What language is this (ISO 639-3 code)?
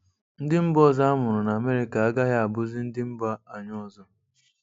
ibo